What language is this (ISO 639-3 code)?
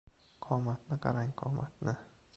uzb